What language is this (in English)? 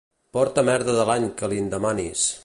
Catalan